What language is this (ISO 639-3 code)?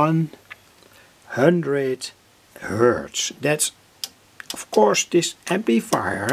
nld